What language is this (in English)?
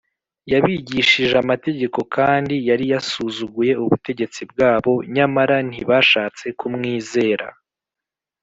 Kinyarwanda